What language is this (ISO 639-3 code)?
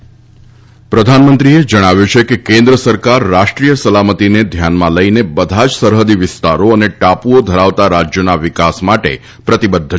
guj